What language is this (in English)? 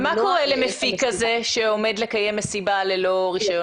Hebrew